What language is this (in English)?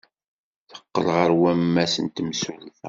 Kabyle